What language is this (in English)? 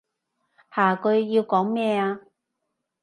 Cantonese